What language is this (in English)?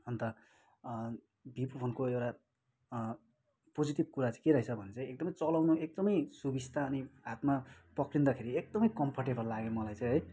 Nepali